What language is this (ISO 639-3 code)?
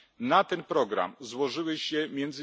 pol